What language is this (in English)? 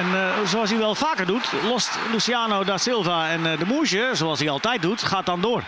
Dutch